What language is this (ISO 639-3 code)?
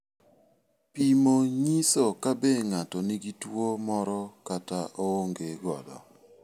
luo